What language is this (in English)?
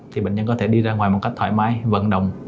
Vietnamese